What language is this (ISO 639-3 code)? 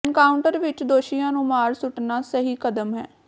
pan